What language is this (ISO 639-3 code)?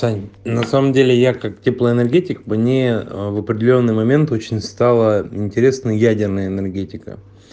rus